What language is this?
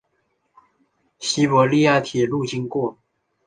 Chinese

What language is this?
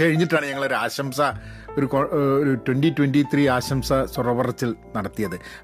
Malayalam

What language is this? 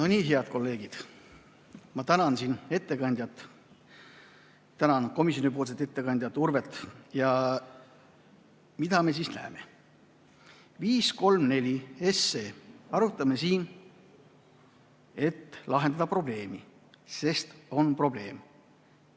Estonian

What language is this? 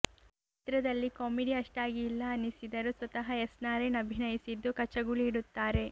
Kannada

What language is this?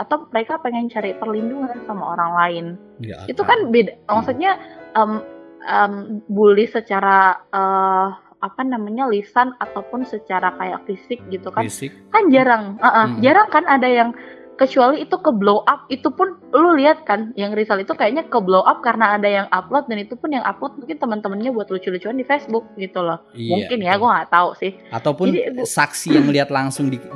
Indonesian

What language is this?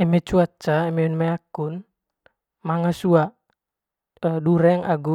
Manggarai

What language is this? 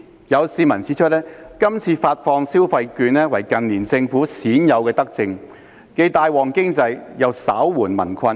Cantonese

